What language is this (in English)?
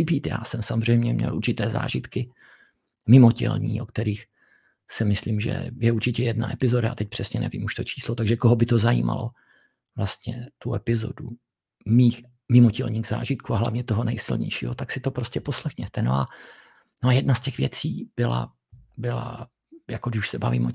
Czech